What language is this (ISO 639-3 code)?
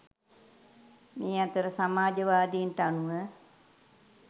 sin